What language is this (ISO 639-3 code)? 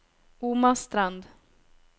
nor